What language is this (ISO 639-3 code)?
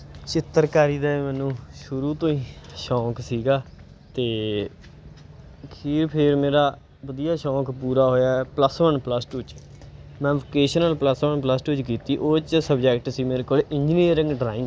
pan